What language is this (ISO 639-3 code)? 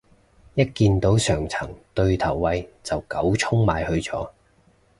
yue